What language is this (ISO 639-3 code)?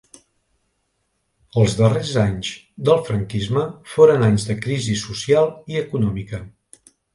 cat